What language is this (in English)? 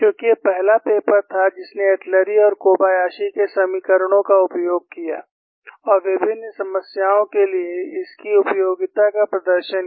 Hindi